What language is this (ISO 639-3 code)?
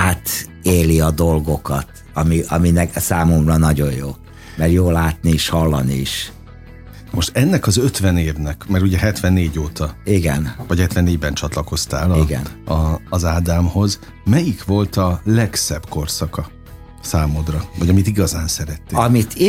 hun